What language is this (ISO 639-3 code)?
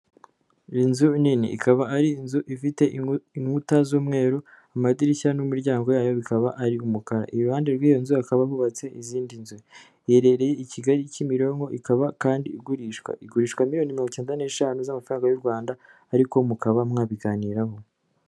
kin